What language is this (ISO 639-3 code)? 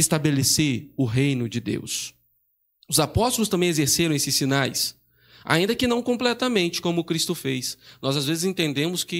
por